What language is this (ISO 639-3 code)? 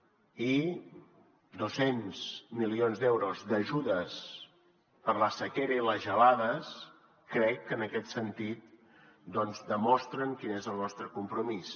cat